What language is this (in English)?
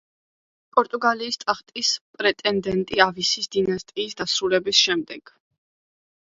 Georgian